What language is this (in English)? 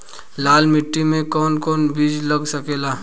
Bhojpuri